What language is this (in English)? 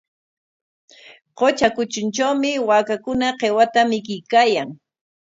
Corongo Ancash Quechua